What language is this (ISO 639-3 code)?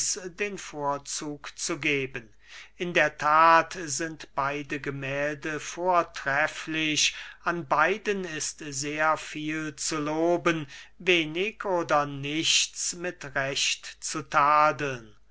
deu